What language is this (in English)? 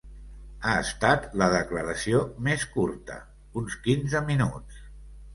Catalan